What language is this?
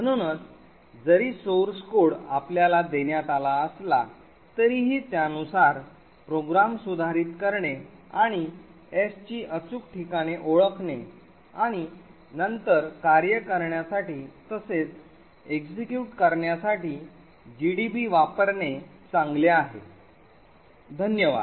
Marathi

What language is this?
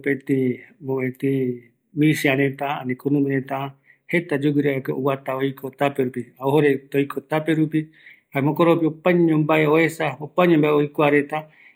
Eastern Bolivian Guaraní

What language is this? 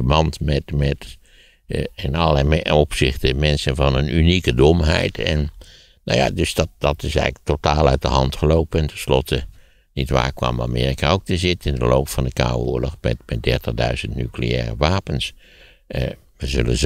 Dutch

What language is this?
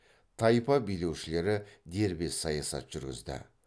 Kazakh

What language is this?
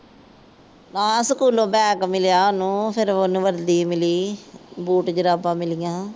Punjabi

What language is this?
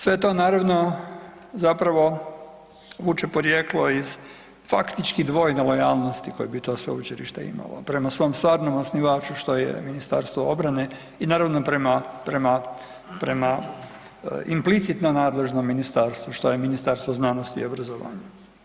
Croatian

